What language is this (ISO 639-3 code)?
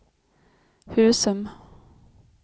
swe